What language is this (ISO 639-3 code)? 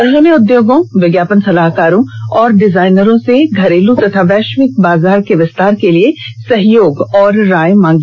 hin